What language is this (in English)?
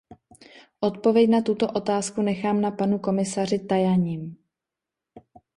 Czech